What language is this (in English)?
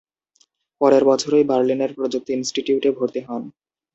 Bangla